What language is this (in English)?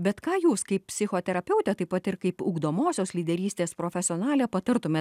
Lithuanian